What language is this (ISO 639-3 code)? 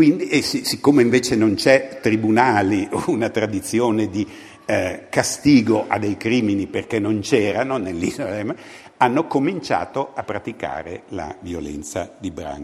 ita